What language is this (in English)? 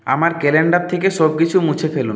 Bangla